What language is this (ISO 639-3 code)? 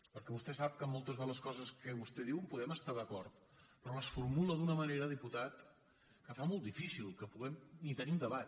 cat